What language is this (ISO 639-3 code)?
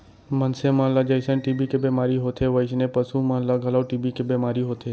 hne